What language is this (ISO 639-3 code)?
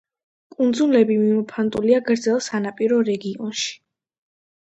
kat